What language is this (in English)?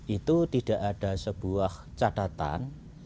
Indonesian